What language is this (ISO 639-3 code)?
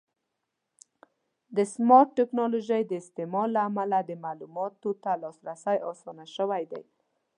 pus